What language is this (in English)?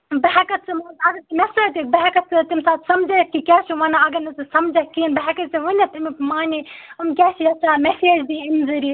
Kashmiri